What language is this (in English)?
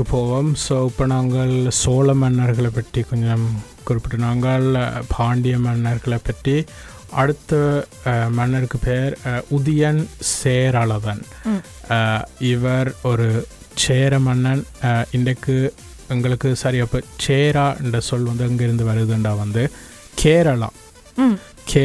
Tamil